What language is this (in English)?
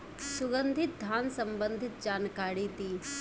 Bhojpuri